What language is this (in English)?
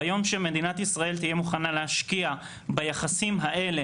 Hebrew